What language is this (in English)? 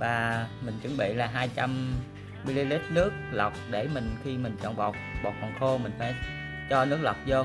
Vietnamese